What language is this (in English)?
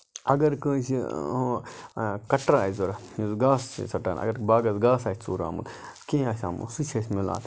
Kashmiri